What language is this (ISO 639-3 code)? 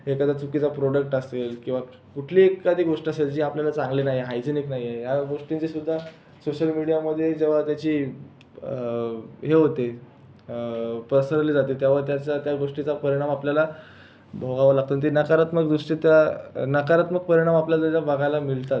mar